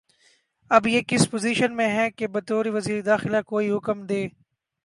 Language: Urdu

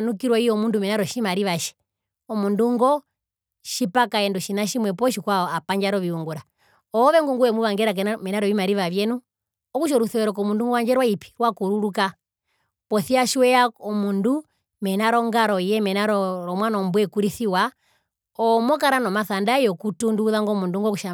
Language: Herero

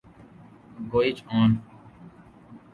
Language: Urdu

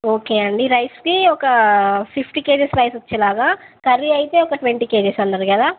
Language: Telugu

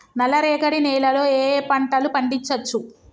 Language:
Telugu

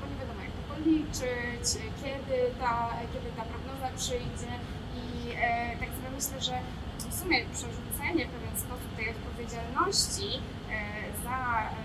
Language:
Polish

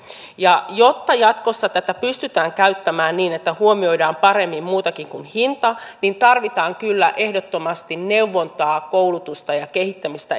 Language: Finnish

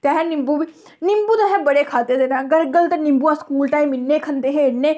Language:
Dogri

